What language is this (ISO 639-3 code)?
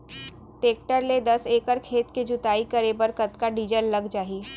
hne